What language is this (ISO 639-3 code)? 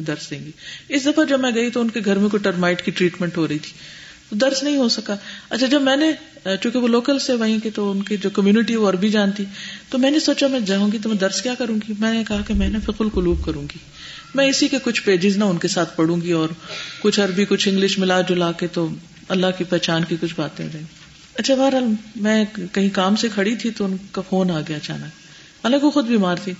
urd